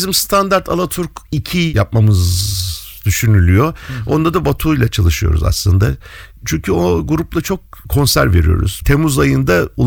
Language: Turkish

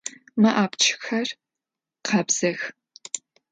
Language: Adyghe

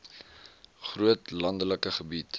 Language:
Afrikaans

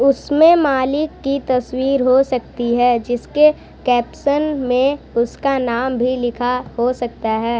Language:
Hindi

